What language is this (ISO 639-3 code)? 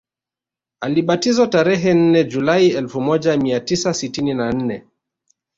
swa